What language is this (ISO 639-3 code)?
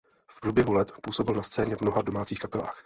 ces